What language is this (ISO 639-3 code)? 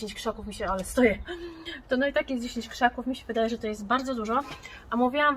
pol